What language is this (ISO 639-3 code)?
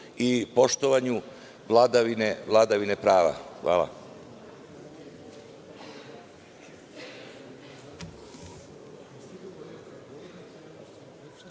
srp